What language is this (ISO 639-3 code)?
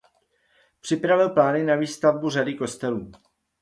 ces